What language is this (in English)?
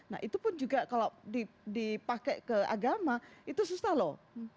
Indonesian